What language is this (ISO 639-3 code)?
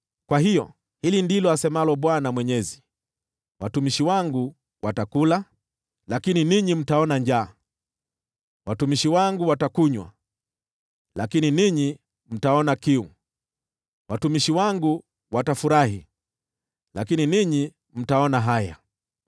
swa